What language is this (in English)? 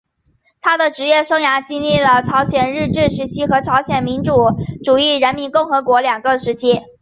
Chinese